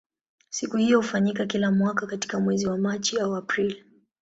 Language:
Swahili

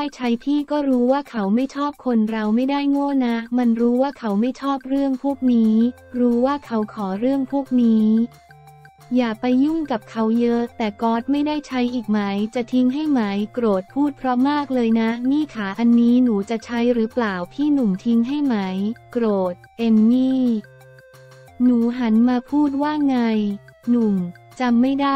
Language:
Thai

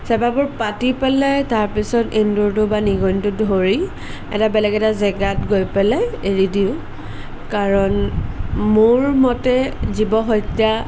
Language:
Assamese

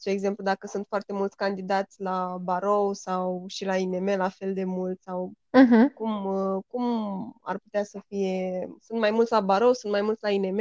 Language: Romanian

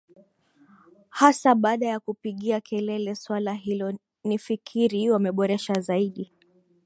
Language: Swahili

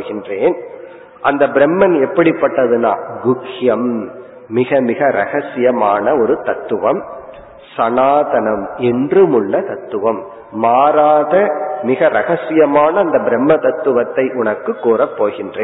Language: Tamil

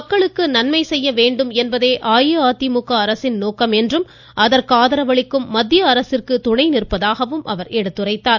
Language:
Tamil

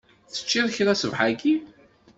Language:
Kabyle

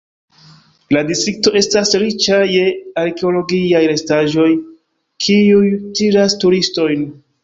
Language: Esperanto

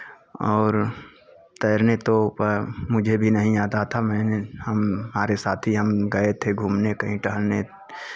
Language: Hindi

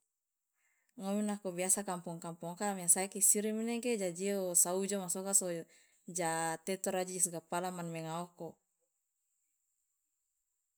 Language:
Loloda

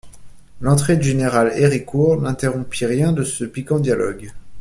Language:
French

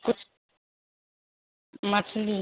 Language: Maithili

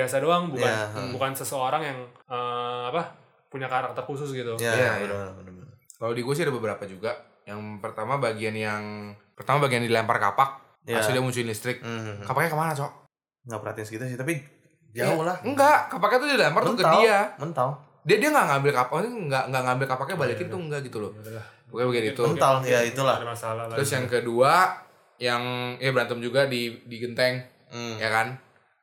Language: Indonesian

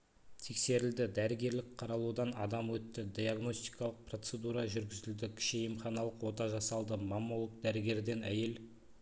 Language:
Kazakh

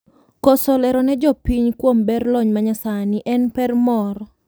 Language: Luo (Kenya and Tanzania)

